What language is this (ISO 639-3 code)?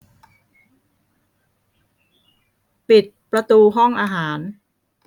tha